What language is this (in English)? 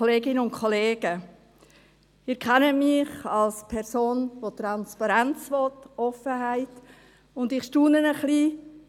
Swiss German